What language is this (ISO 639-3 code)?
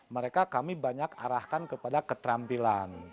ind